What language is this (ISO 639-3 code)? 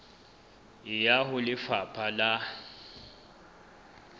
sot